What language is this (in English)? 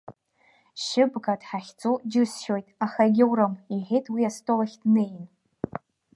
Abkhazian